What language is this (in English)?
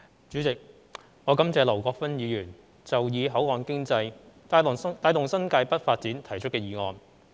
Cantonese